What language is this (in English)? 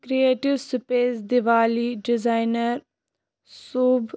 Kashmiri